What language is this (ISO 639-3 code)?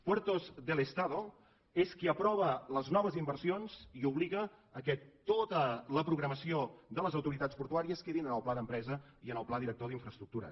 cat